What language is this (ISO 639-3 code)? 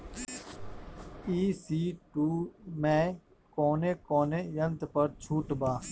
bho